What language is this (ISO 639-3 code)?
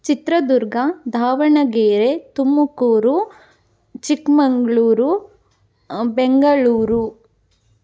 kan